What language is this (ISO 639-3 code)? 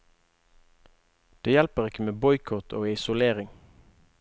nor